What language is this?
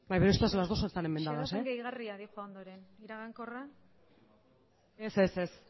Basque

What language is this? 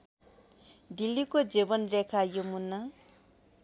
Nepali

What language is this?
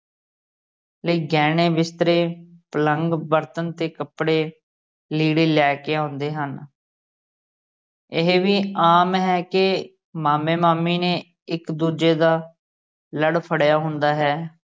Punjabi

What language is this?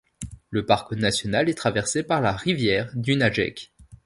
French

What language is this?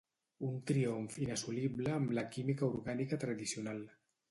Catalan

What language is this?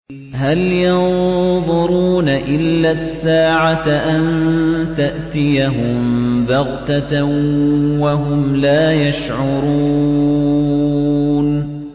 Arabic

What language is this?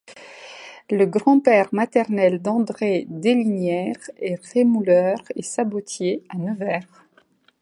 French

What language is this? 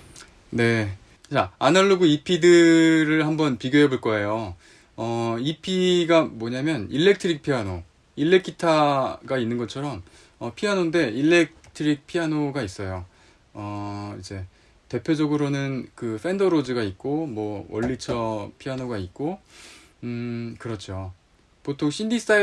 Korean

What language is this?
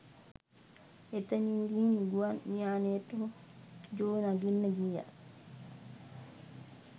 Sinhala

